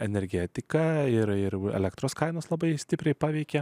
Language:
Lithuanian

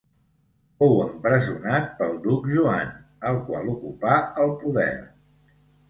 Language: Catalan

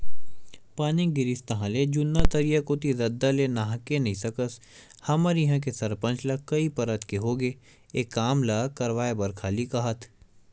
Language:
Chhattisgarhi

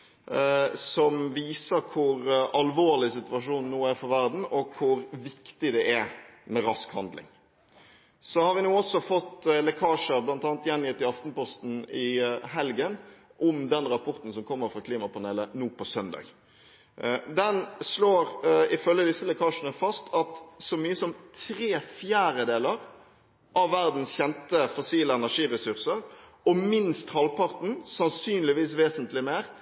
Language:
Norwegian Bokmål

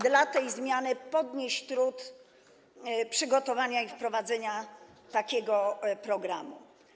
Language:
Polish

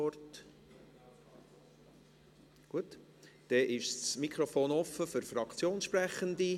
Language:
Swiss German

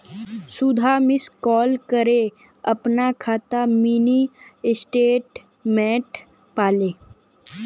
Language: Magahi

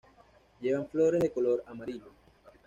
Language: Spanish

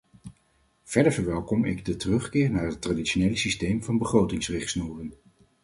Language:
Dutch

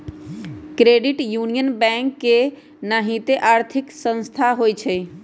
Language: Magahi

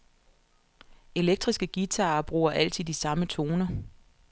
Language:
Danish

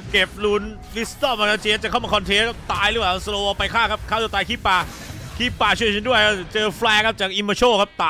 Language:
Thai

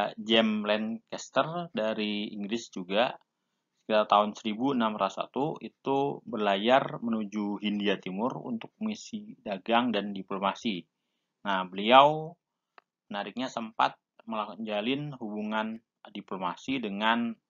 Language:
Indonesian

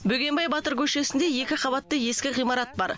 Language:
Kazakh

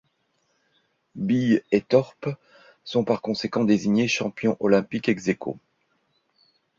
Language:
French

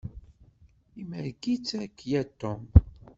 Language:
Kabyle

